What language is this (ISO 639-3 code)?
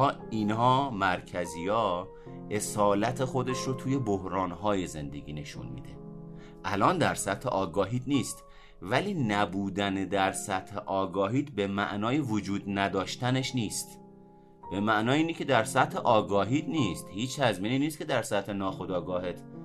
fas